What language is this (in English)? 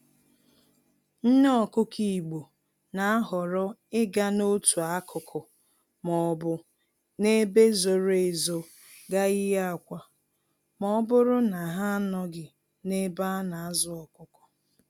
Igbo